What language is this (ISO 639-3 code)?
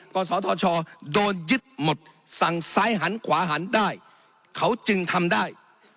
tha